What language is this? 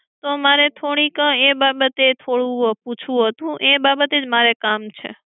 Gujarati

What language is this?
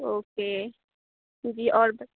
Urdu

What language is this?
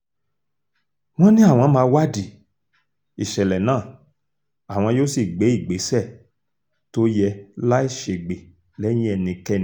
Yoruba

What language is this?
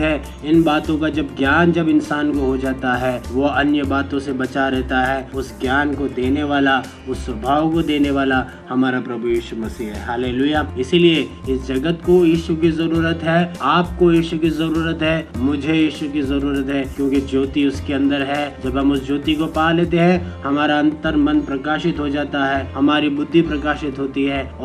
Hindi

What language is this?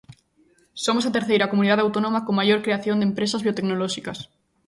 Galician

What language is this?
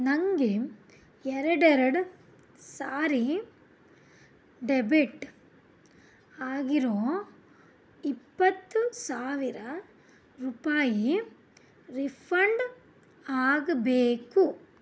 Kannada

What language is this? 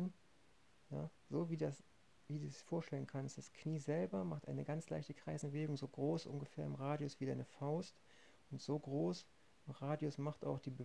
German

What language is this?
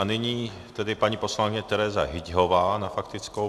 Czech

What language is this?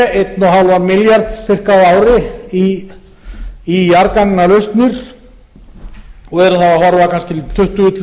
Icelandic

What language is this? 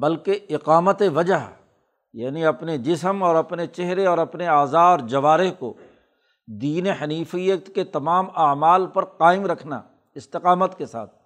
Urdu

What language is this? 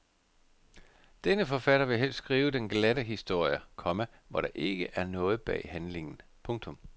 Danish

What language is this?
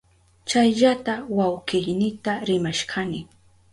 Southern Pastaza Quechua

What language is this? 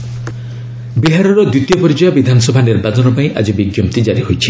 Odia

